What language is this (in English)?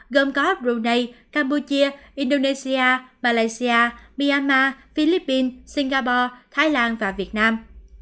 Vietnamese